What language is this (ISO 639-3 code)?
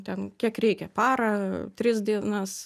lit